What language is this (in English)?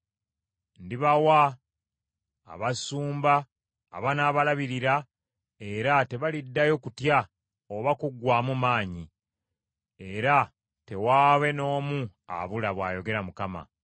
Ganda